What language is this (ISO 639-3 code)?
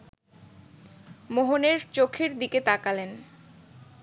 ben